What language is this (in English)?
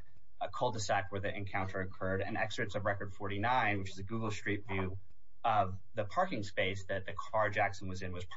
English